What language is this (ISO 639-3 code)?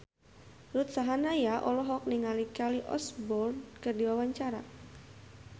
sun